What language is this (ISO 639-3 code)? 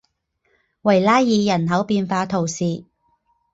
zho